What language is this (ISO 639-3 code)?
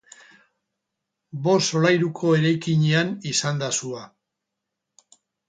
eus